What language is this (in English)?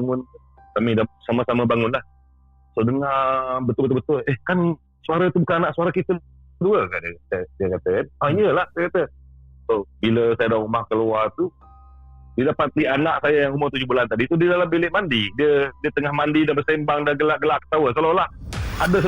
Malay